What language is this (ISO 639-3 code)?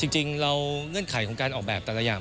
tha